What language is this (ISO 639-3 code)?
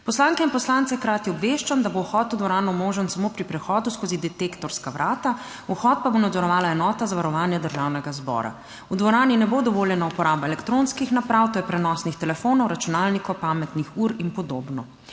slv